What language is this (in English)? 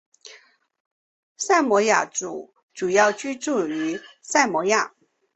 Chinese